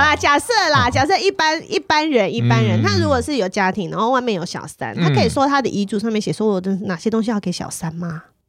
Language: Chinese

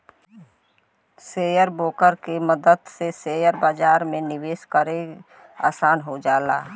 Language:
Bhojpuri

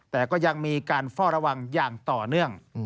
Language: Thai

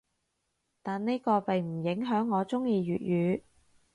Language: Cantonese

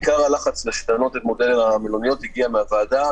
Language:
Hebrew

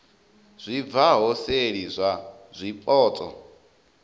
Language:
Venda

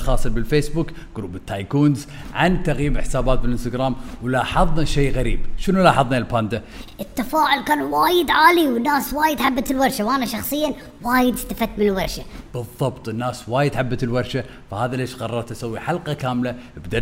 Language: Arabic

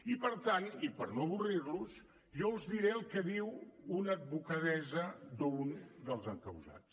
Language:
Catalan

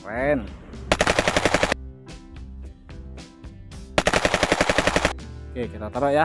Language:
Indonesian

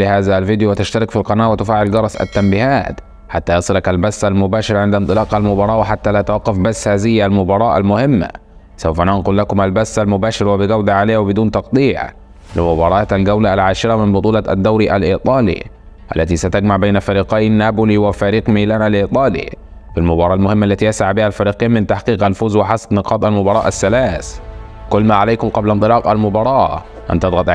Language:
Arabic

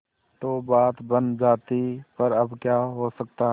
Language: Hindi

